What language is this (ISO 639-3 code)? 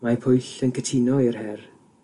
cym